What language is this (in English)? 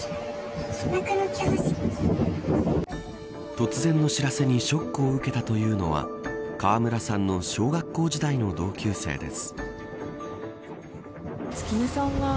Japanese